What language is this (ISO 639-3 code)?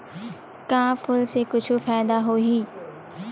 hne